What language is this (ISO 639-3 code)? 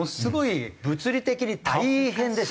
jpn